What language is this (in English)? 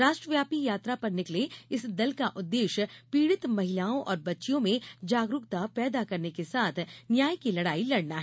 Hindi